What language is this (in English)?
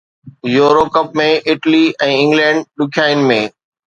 Sindhi